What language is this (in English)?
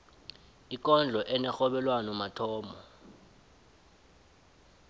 South Ndebele